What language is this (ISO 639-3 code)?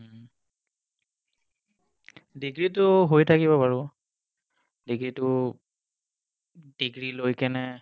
asm